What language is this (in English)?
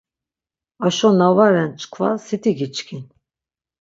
Laz